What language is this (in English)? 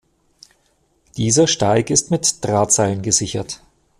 German